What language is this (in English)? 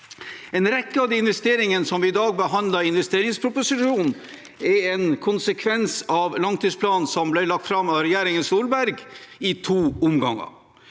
Norwegian